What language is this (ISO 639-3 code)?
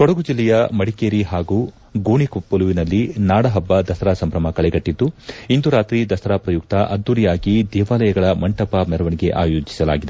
kan